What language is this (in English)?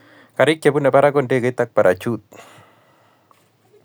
Kalenjin